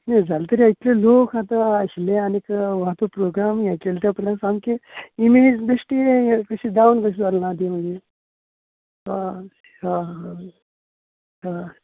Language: Konkani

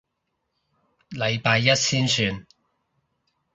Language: Cantonese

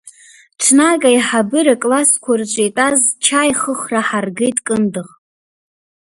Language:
Abkhazian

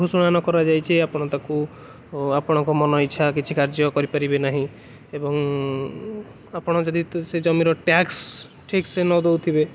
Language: Odia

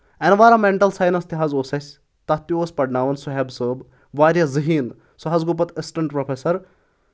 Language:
Kashmiri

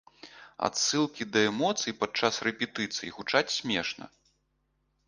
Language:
Belarusian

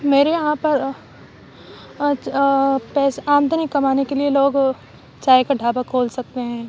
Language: Urdu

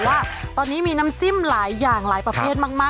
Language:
Thai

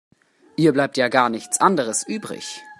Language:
German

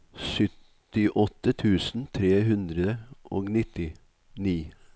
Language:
Norwegian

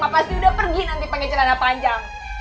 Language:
Indonesian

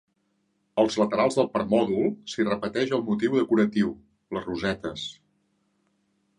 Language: Catalan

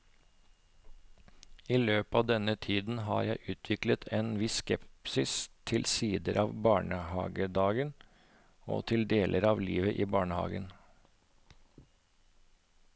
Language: Norwegian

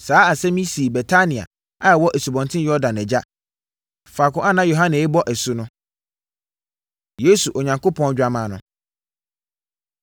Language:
Akan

